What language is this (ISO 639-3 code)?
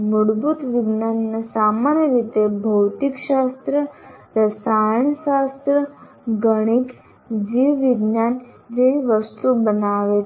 guj